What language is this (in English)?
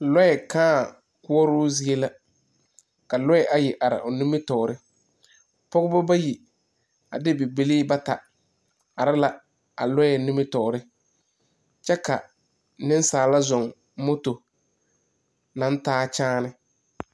Southern Dagaare